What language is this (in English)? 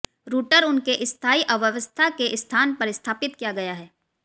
Hindi